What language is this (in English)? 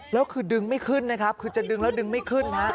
Thai